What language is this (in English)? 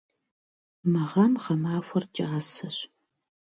Kabardian